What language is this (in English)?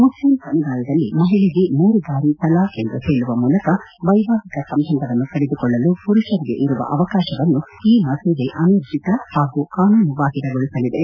Kannada